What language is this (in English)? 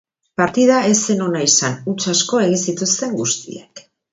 Basque